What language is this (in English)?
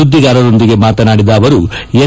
Kannada